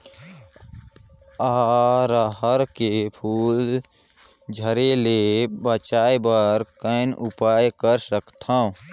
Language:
Chhattisgarhi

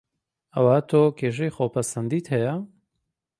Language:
Central Kurdish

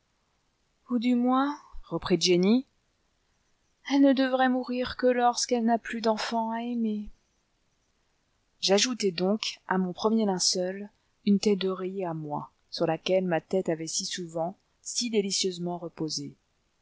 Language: French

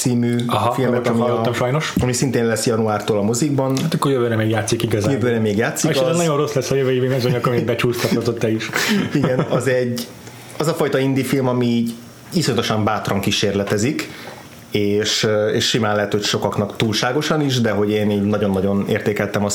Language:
Hungarian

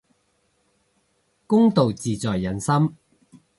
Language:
Cantonese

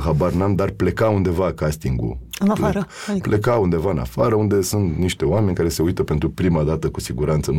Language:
Romanian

